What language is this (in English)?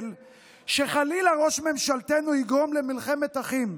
Hebrew